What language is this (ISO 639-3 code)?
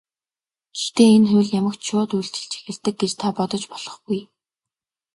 mon